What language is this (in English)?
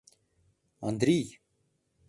Mari